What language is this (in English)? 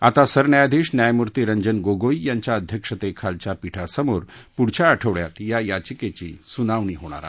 Marathi